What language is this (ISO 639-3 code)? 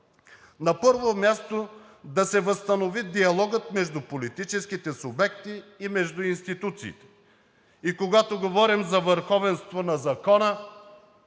bul